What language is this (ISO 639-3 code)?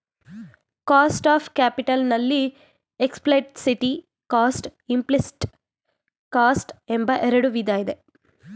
kan